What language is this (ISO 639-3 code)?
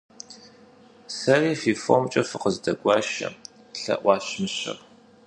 kbd